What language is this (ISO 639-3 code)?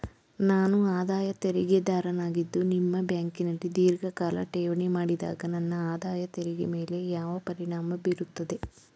kan